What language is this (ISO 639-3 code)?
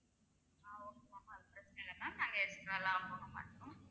tam